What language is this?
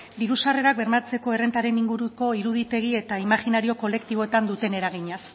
Basque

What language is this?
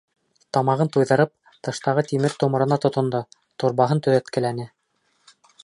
Bashkir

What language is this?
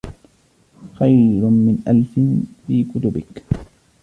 Arabic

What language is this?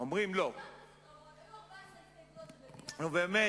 Hebrew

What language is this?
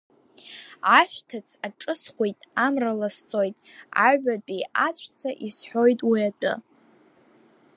Abkhazian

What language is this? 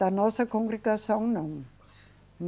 Portuguese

